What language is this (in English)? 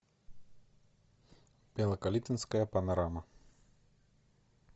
Russian